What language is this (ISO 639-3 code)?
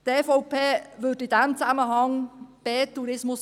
gsw